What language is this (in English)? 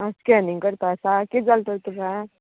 Konkani